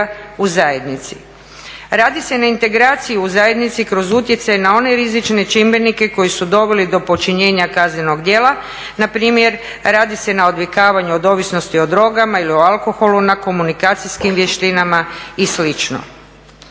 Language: Croatian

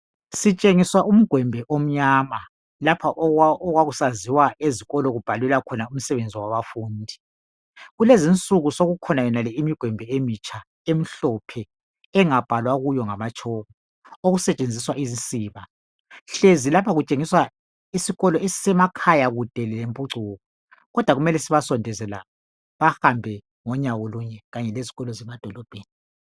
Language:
North Ndebele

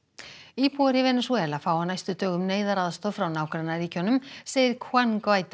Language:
Icelandic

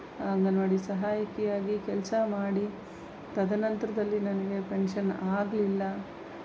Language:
Kannada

